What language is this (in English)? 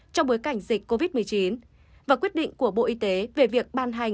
Vietnamese